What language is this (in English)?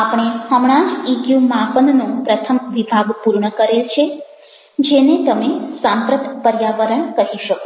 Gujarati